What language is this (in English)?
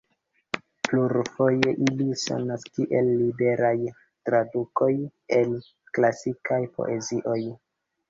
Esperanto